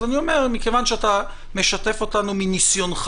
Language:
Hebrew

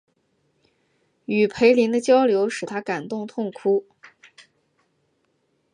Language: Chinese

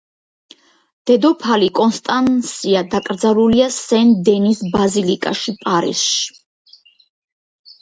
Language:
Georgian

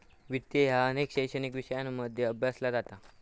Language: Marathi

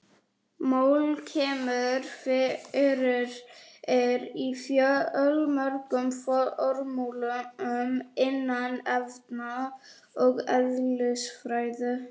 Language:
Icelandic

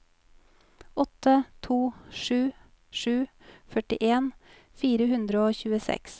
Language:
Norwegian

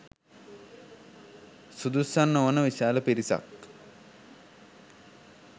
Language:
Sinhala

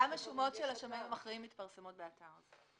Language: Hebrew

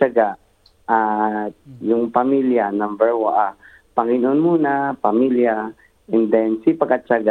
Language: Filipino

